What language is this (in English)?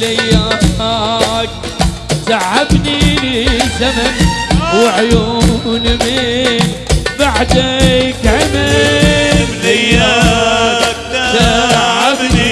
Arabic